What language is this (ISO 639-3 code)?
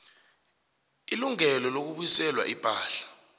nbl